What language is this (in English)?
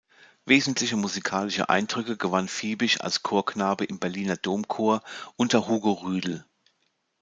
German